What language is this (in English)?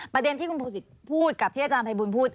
Thai